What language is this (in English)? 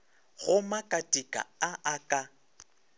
Northern Sotho